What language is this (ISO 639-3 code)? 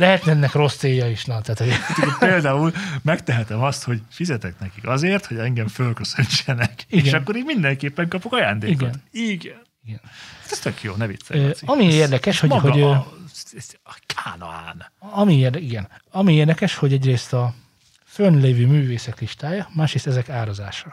hun